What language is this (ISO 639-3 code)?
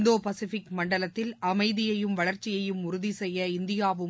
tam